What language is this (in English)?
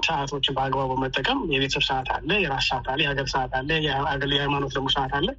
Amharic